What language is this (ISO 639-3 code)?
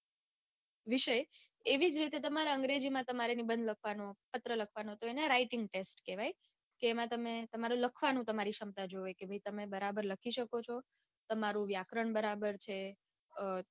guj